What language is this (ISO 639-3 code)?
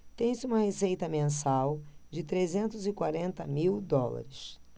por